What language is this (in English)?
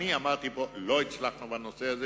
Hebrew